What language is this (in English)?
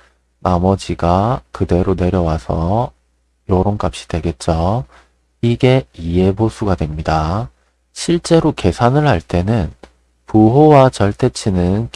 Korean